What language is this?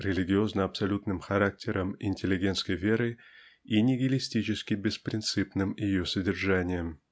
Russian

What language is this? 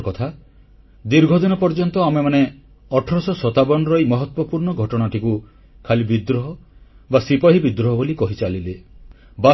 Odia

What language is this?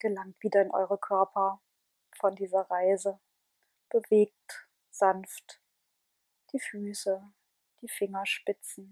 German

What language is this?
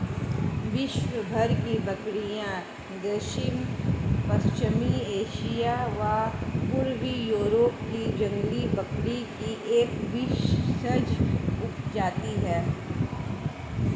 Hindi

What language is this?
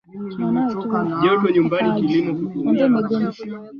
Swahili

